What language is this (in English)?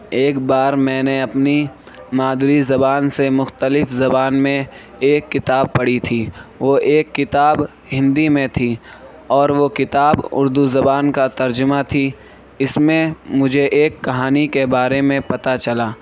Urdu